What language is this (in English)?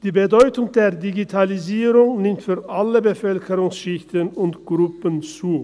Swiss German